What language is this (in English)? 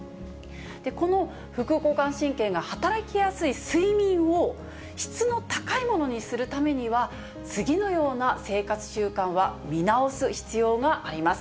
Japanese